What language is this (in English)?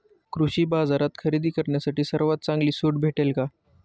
Marathi